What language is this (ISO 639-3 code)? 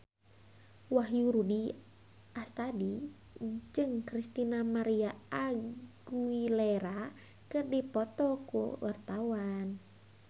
sun